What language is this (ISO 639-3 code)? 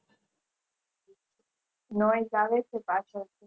guj